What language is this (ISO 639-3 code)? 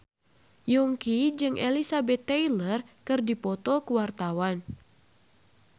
sun